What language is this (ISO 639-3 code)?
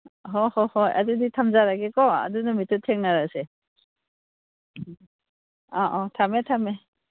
mni